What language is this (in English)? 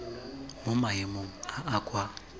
Tswana